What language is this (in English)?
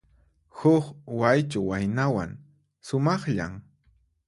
Puno Quechua